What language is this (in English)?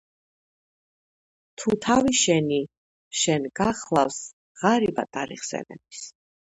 Georgian